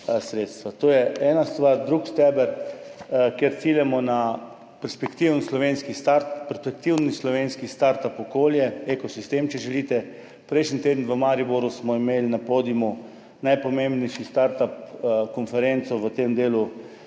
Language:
Slovenian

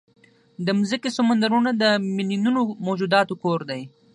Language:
Pashto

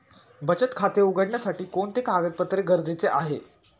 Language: Marathi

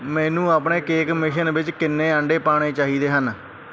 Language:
Punjabi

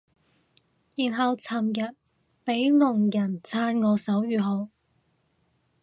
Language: Cantonese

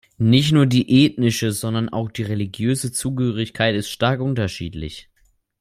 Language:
German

